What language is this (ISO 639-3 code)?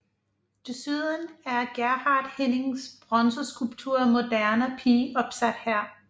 dan